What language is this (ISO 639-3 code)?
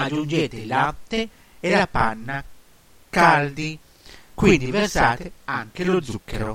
ita